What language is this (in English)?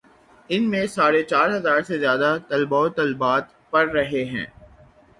Urdu